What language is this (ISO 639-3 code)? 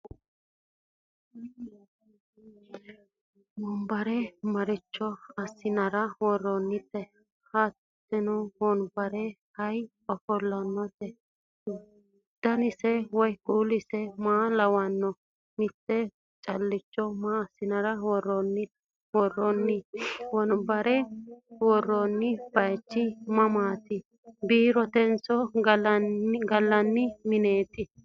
sid